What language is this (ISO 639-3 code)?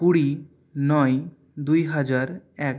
ben